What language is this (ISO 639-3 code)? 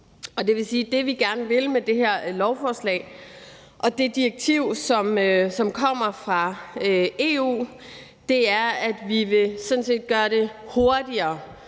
dan